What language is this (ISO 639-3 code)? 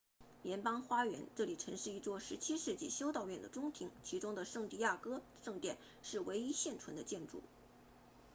zho